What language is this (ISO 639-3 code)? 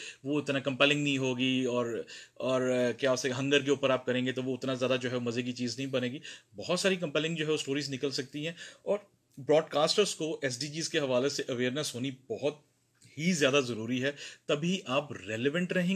urd